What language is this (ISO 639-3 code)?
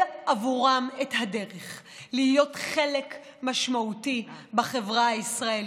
heb